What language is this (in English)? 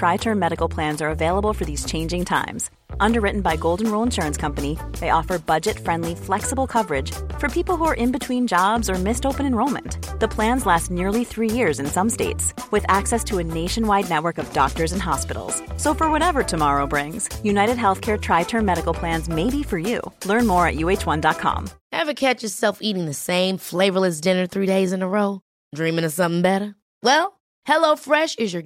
Swedish